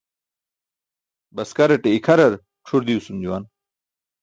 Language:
Burushaski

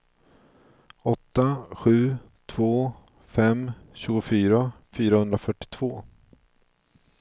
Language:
Swedish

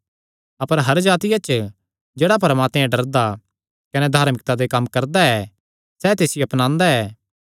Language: Kangri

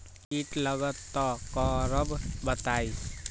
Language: Magahi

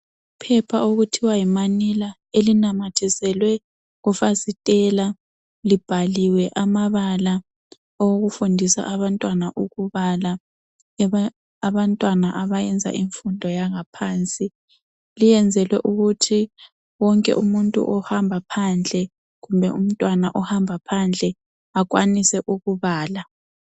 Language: North Ndebele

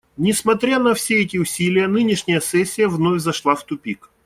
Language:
Russian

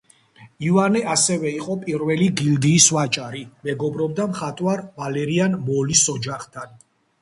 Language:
Georgian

